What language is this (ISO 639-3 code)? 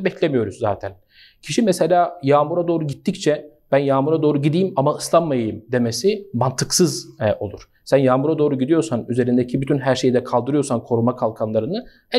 tur